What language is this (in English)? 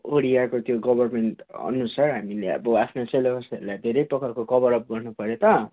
Nepali